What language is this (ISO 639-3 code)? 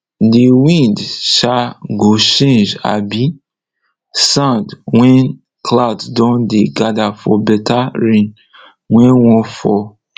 pcm